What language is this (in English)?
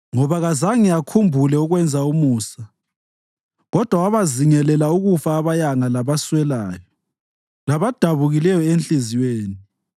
North Ndebele